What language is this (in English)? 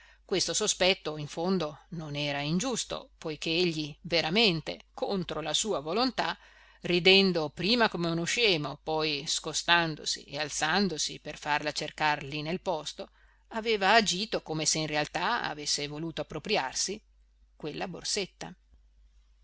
Italian